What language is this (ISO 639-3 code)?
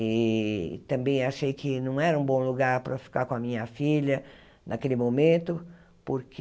por